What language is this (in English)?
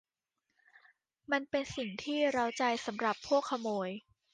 Thai